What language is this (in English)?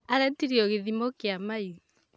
Kikuyu